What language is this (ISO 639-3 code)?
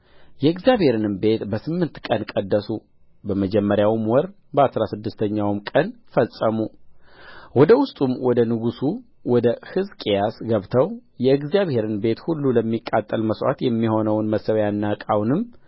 amh